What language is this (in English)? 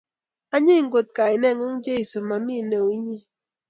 Kalenjin